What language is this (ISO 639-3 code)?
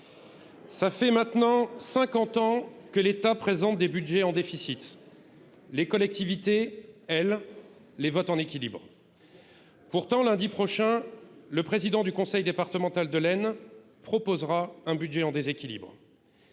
fra